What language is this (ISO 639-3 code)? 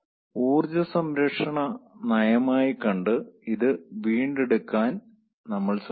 mal